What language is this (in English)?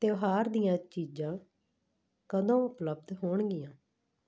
Punjabi